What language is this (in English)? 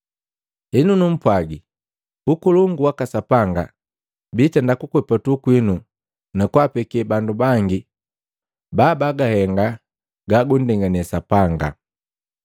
Matengo